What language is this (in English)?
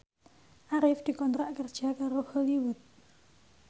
Javanese